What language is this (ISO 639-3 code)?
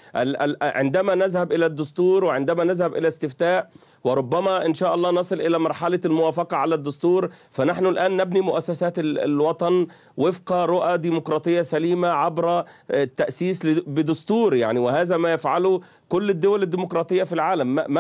ara